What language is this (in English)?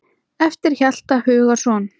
Icelandic